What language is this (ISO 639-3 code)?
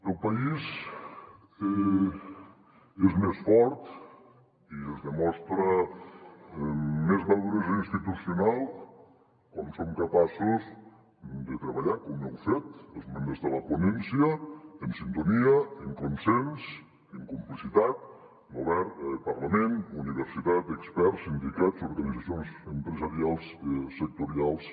cat